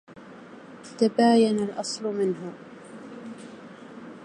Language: Arabic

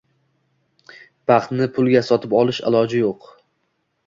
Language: Uzbek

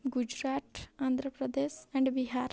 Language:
Odia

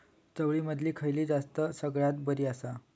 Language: Marathi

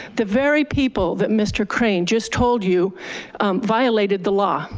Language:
English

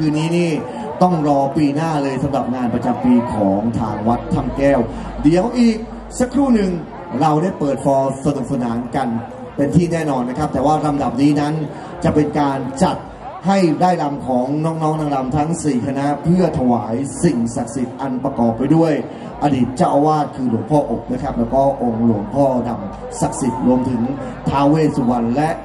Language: Thai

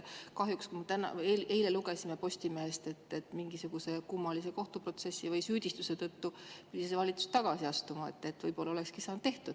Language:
Estonian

